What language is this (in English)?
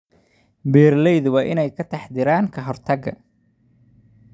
Somali